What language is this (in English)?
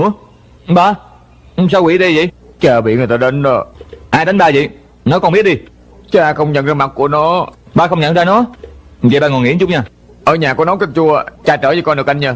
Vietnamese